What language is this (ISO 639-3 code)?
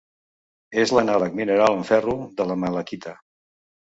cat